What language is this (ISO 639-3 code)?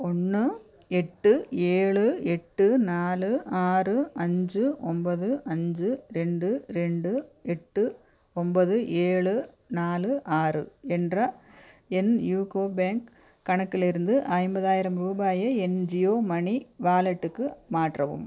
tam